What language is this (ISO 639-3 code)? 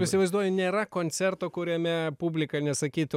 lit